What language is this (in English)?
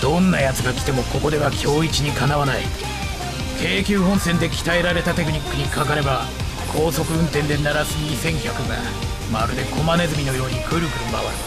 Japanese